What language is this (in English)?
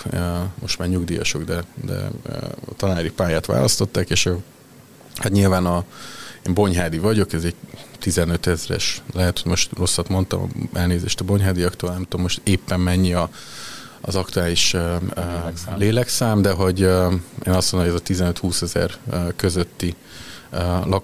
Hungarian